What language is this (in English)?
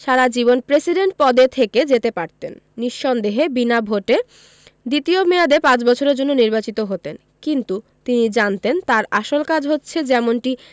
Bangla